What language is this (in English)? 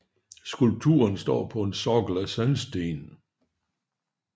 Danish